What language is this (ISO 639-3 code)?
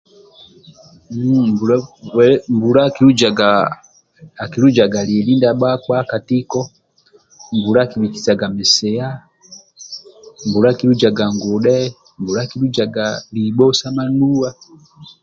rwm